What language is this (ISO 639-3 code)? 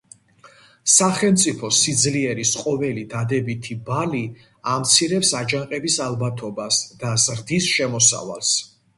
kat